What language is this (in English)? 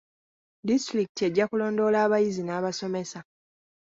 Ganda